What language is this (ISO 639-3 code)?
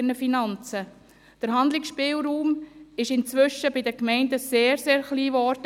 gsw